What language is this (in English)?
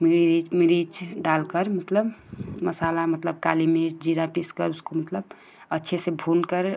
Hindi